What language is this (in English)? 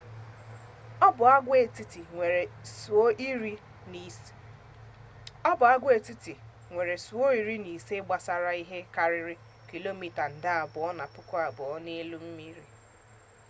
Igbo